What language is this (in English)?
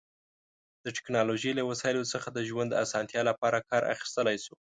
Pashto